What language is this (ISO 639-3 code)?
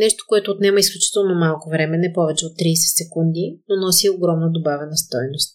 bul